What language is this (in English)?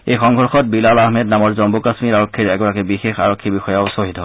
Assamese